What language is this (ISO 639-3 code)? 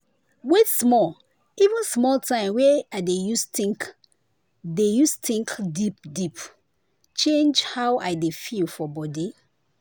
pcm